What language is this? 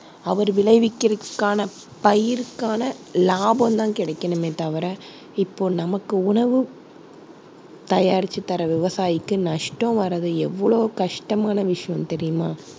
Tamil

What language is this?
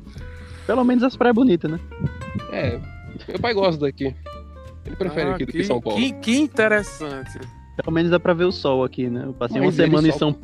Portuguese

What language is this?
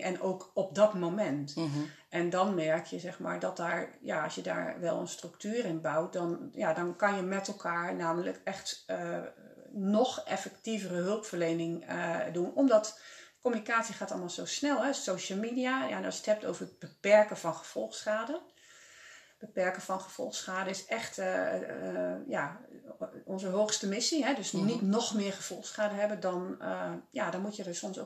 Dutch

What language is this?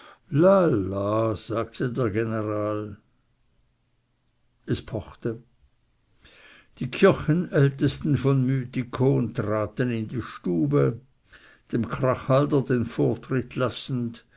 German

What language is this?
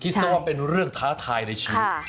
Thai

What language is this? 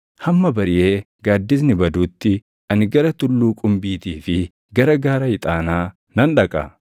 Oromo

